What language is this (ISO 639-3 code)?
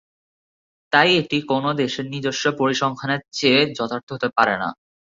ben